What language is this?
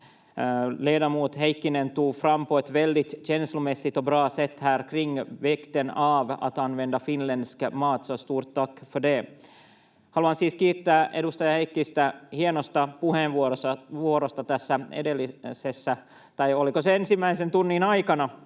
Finnish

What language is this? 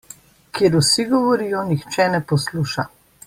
Slovenian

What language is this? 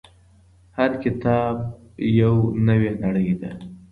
Pashto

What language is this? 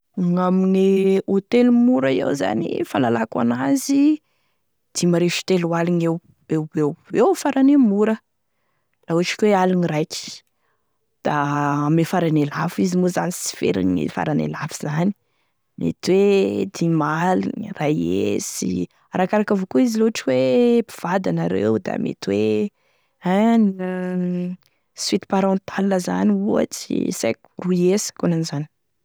Tesaka Malagasy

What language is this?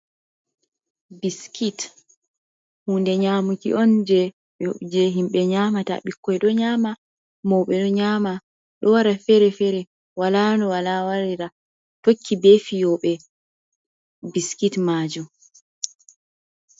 Fula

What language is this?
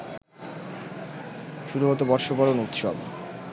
Bangla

